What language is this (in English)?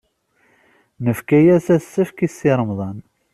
Kabyle